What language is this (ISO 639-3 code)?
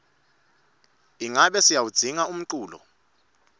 ssw